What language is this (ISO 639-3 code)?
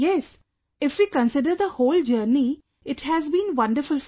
eng